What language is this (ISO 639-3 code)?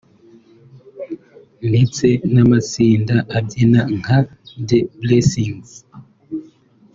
kin